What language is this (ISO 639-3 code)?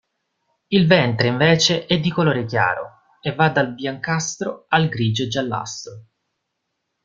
ita